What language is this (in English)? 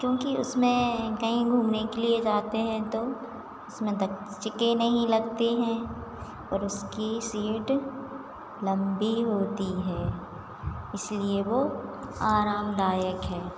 Hindi